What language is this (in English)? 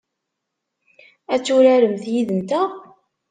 Kabyle